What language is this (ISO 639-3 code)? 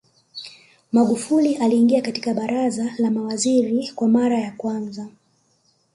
swa